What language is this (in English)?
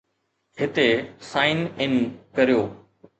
Sindhi